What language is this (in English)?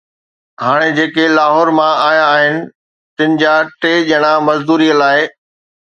Sindhi